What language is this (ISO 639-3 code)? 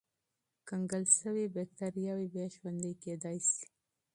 pus